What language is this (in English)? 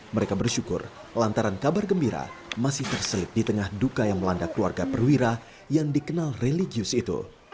Indonesian